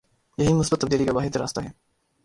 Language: Urdu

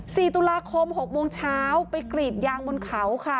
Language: Thai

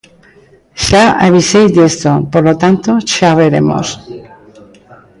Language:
Galician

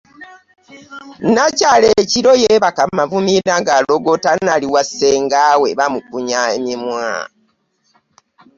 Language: Ganda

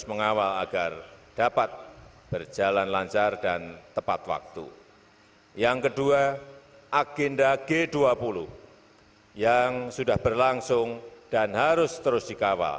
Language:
Indonesian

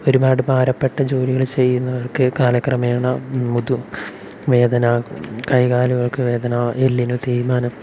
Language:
Malayalam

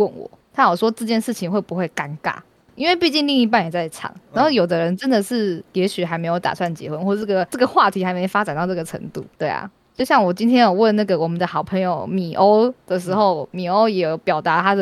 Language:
Chinese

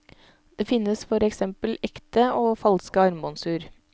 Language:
Norwegian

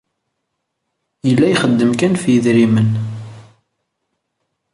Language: Kabyle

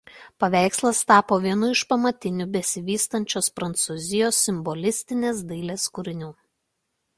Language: Lithuanian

